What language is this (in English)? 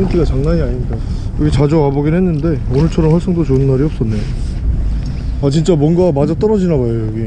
Korean